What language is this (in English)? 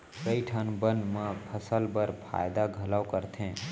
Chhattisgarhi